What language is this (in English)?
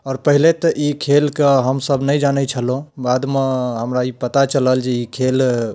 Maithili